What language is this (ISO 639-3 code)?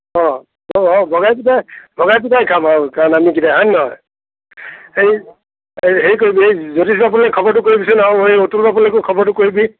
asm